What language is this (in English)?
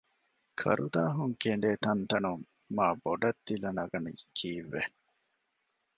Divehi